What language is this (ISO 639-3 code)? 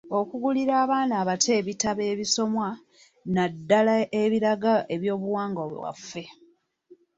lug